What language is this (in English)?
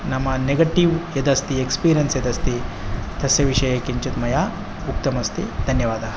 Sanskrit